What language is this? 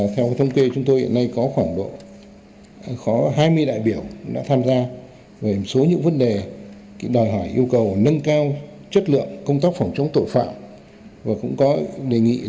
Vietnamese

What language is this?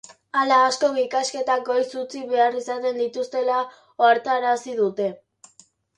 Basque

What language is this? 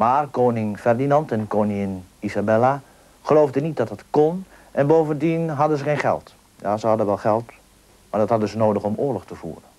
Dutch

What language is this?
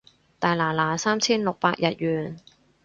Cantonese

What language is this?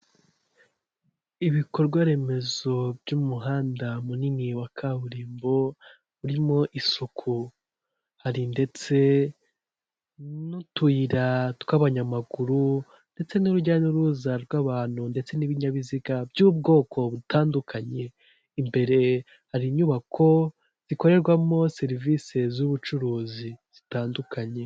Kinyarwanda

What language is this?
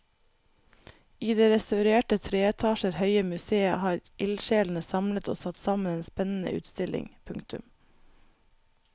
Norwegian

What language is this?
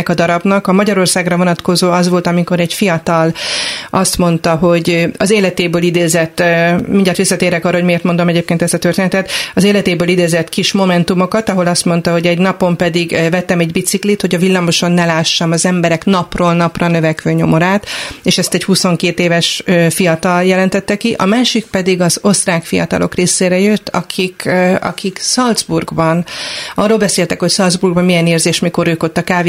Hungarian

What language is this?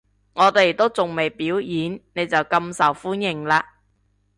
Cantonese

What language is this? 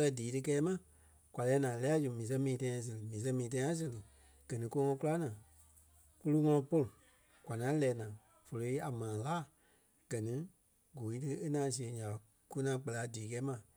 Kpelle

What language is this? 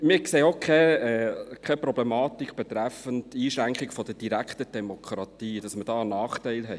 Swiss German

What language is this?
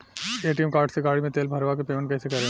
Bhojpuri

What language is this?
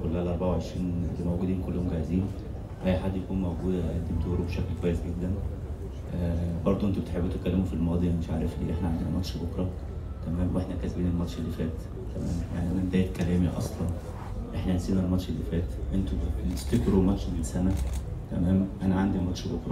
Arabic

